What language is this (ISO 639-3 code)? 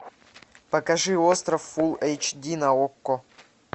rus